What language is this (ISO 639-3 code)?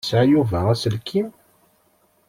kab